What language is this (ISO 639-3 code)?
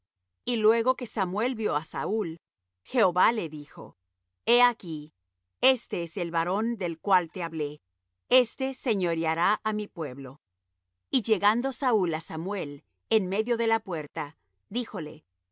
spa